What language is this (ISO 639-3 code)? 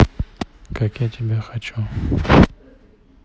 rus